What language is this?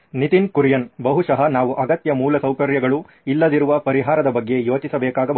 Kannada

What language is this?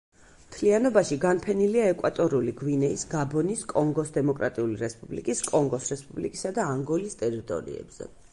Georgian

